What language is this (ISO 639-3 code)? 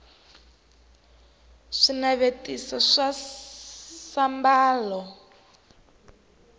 tso